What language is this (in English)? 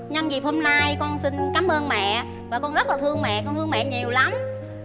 Vietnamese